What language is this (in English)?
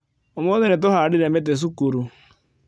Kikuyu